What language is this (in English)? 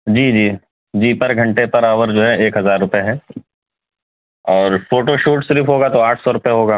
Urdu